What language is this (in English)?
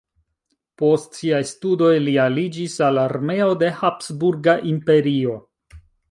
Esperanto